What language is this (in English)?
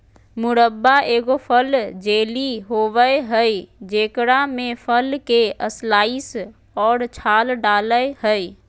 Magahi